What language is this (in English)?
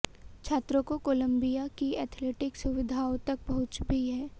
Hindi